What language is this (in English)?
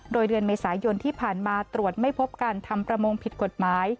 Thai